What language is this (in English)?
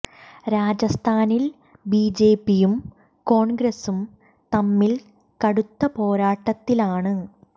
Malayalam